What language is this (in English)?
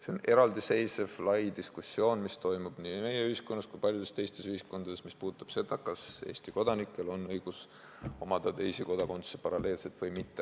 Estonian